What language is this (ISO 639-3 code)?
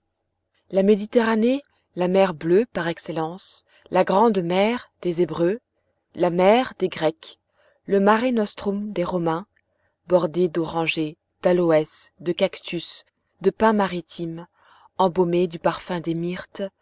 fra